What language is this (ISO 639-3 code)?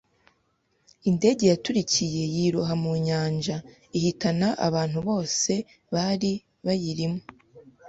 kin